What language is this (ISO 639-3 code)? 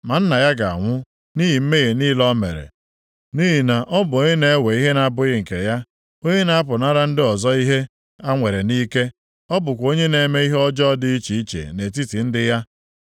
ibo